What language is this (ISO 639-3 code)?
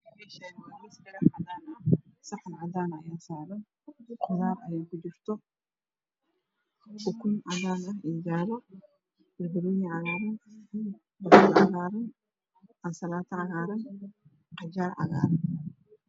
som